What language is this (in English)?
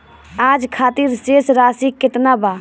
Bhojpuri